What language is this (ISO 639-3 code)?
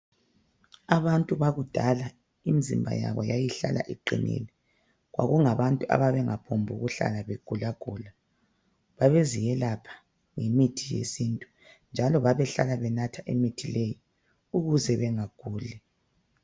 nde